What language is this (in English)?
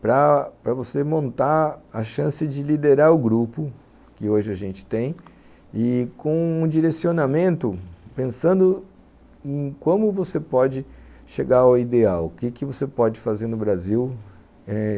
Portuguese